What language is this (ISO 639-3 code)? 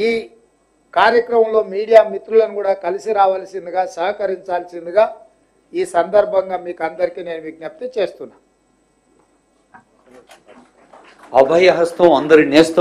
tel